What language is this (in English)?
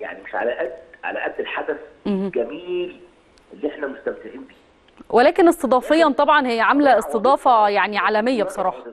Arabic